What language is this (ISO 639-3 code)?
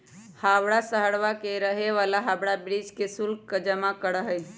mag